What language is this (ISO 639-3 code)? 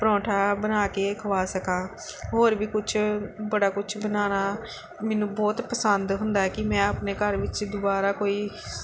pan